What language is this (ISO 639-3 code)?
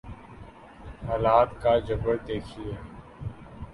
urd